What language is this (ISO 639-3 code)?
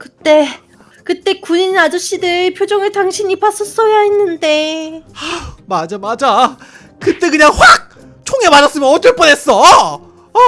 kor